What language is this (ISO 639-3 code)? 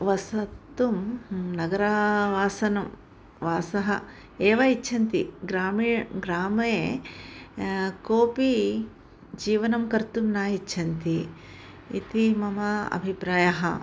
san